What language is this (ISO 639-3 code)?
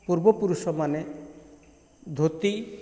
ori